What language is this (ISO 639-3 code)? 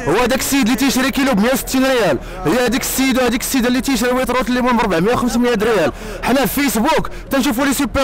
ara